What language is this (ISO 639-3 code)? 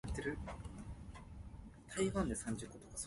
nan